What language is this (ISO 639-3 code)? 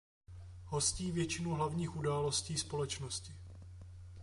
ces